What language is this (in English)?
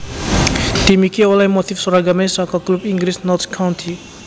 Javanese